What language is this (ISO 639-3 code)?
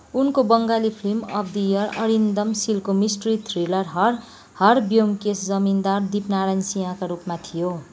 nep